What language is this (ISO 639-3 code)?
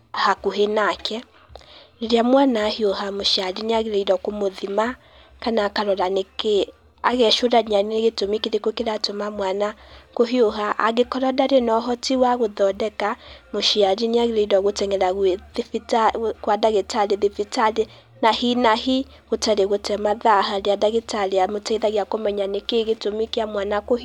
kik